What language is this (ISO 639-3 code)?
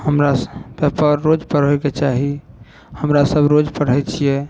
mai